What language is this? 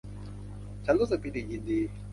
Thai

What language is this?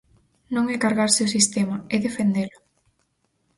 Galician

